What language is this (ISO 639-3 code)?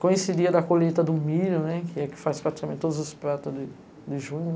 por